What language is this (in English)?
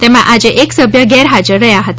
Gujarati